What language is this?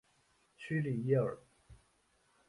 Chinese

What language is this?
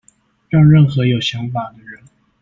Chinese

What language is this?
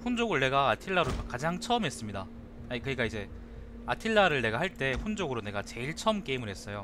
Korean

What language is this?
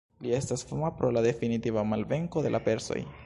Esperanto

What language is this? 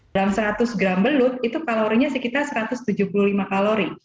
Indonesian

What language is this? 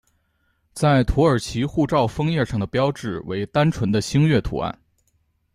Chinese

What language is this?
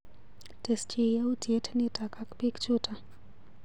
Kalenjin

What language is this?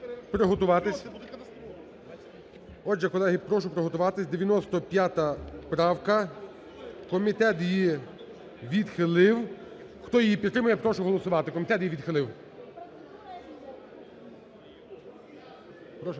Ukrainian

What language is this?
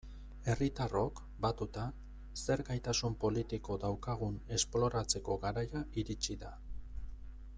Basque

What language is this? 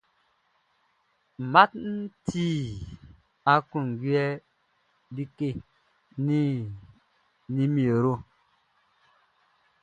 Baoulé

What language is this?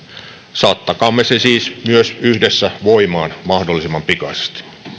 Finnish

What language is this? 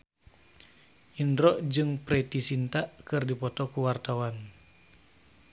Sundanese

